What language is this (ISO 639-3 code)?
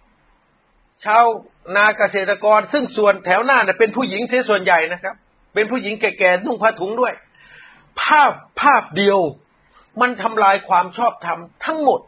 tha